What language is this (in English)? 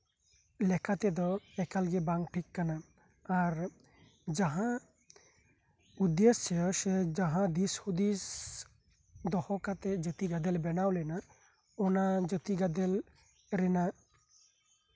Santali